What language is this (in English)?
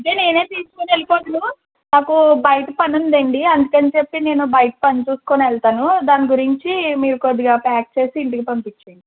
Telugu